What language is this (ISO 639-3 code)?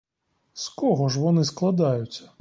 ukr